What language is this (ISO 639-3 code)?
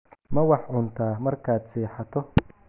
som